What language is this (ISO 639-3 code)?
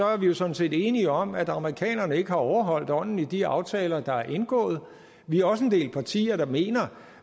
dan